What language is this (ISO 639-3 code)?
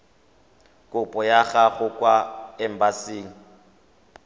tsn